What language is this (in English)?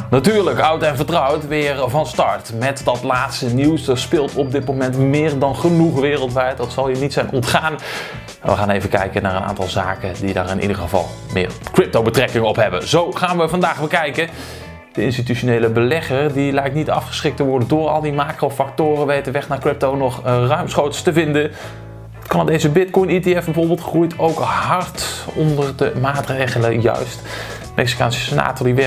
Dutch